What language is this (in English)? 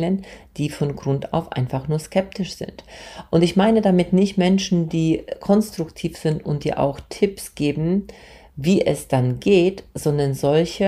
German